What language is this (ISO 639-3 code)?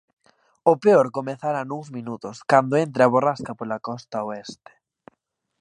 glg